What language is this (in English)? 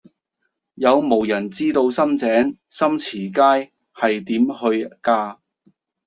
Cantonese